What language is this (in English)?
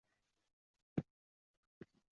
Uzbek